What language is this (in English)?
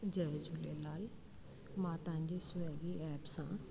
Sindhi